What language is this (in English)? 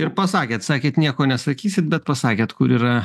Lithuanian